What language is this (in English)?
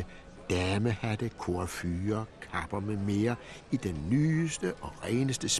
Danish